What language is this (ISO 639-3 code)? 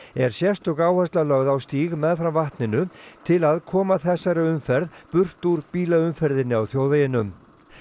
isl